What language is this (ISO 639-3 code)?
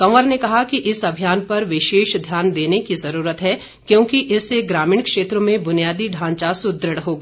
hin